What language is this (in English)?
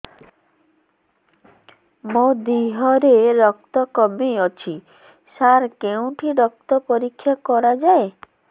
Odia